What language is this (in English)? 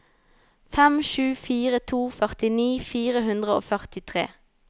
Norwegian